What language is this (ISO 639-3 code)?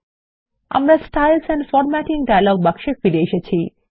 ben